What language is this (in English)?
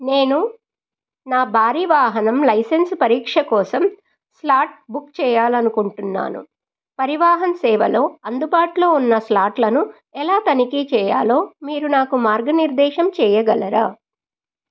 Telugu